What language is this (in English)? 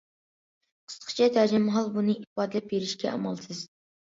Uyghur